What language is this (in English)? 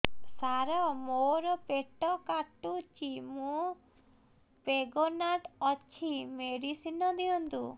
Odia